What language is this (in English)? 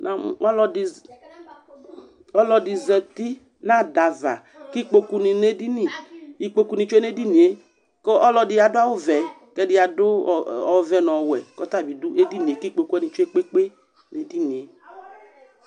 Ikposo